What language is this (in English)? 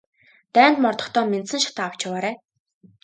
Mongolian